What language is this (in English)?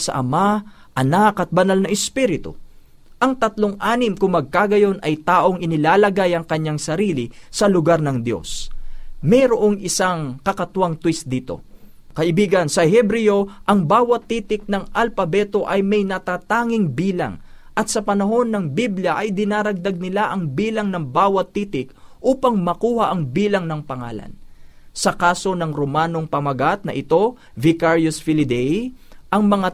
Filipino